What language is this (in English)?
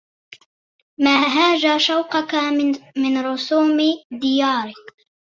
Arabic